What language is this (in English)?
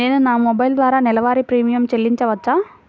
Telugu